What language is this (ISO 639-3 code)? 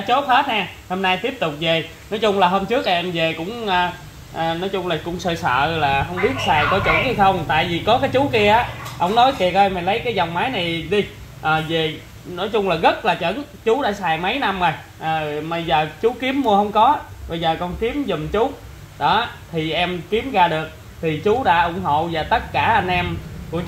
vie